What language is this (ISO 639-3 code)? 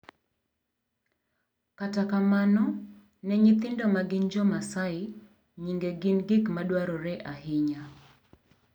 luo